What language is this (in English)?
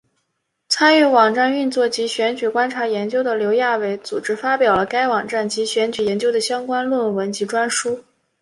Chinese